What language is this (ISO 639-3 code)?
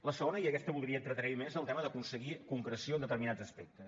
cat